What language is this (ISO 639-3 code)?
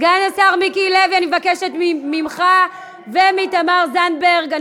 heb